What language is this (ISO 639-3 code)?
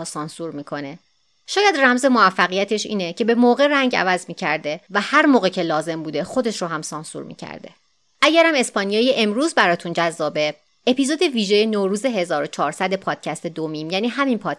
fas